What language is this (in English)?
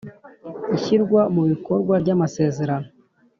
Kinyarwanda